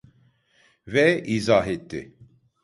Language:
Turkish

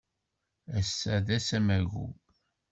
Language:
Kabyle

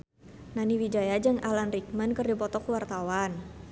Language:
Sundanese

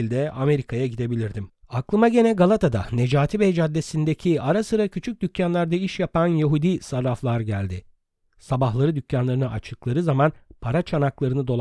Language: Turkish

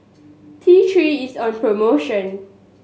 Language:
English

